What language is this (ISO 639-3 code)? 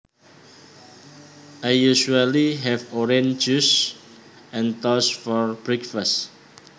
jav